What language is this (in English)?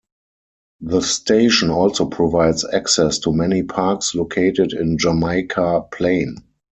English